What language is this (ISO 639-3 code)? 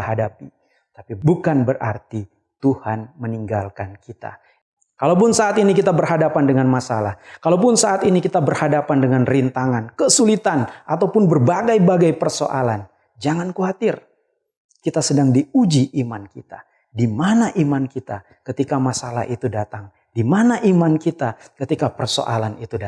ind